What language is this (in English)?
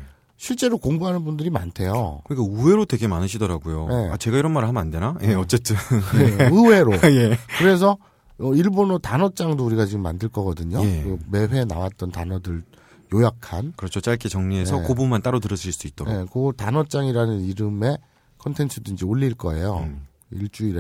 Korean